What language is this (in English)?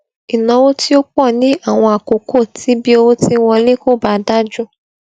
Yoruba